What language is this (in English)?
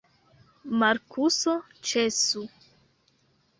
Esperanto